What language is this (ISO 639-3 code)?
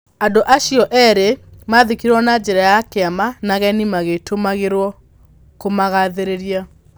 kik